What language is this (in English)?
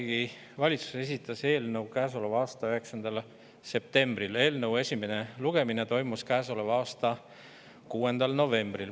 Estonian